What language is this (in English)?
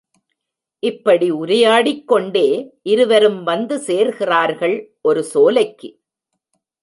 Tamil